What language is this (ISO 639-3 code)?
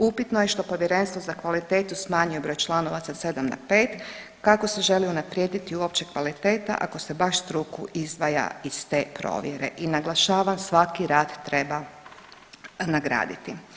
hrv